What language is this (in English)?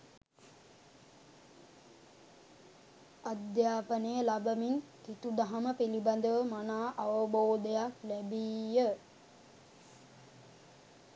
Sinhala